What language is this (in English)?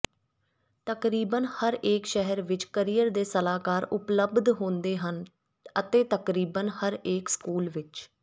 Punjabi